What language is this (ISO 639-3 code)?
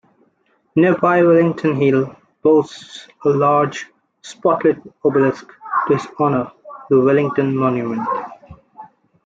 eng